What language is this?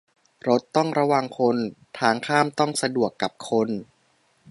Thai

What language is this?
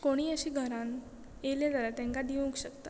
Konkani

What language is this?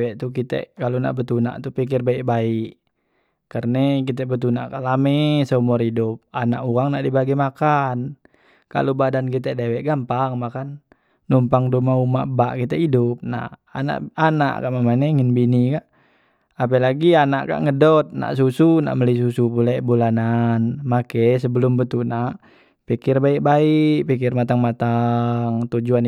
Musi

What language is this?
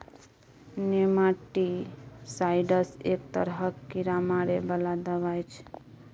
Maithili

